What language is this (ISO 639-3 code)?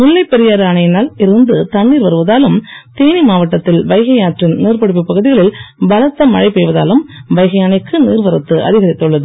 tam